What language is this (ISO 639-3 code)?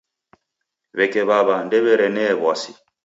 dav